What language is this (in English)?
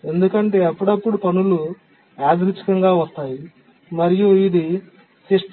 Telugu